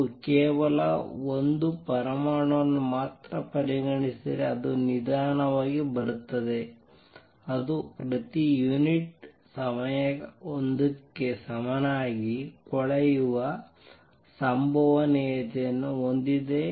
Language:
Kannada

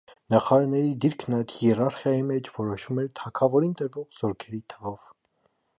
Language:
Armenian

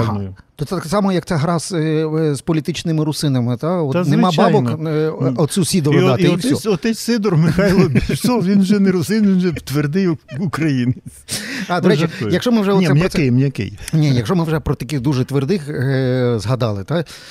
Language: Ukrainian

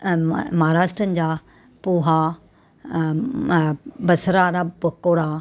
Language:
Sindhi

